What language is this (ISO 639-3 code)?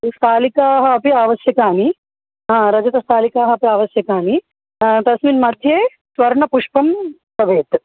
san